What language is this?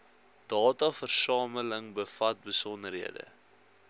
Afrikaans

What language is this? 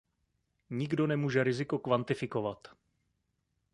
Czech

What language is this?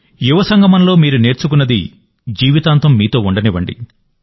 Telugu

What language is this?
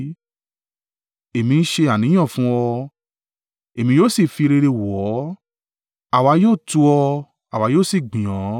Yoruba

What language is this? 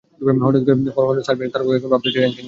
Bangla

